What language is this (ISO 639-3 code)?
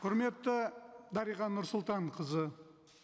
kaz